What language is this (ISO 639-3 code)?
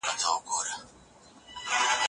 pus